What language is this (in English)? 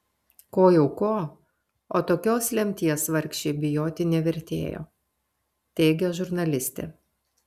Lithuanian